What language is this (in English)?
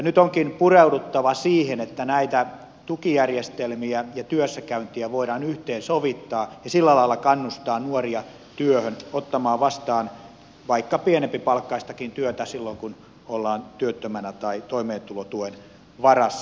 Finnish